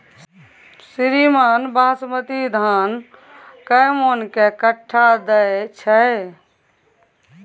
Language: Maithili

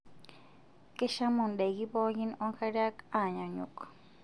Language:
Masai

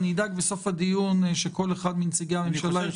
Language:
Hebrew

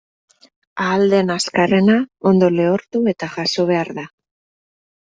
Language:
Basque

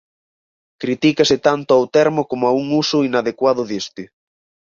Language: Galician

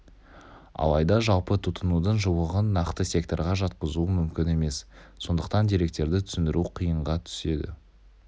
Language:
Kazakh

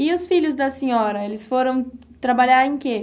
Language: Portuguese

